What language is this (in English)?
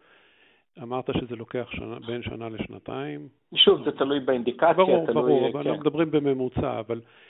Hebrew